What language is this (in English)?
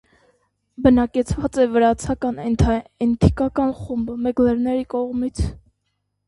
Armenian